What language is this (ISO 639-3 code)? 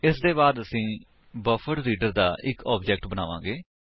pan